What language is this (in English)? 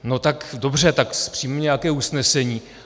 Czech